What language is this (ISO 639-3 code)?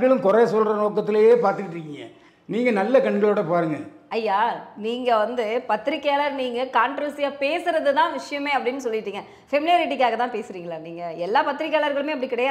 tam